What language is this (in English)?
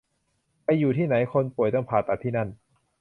Thai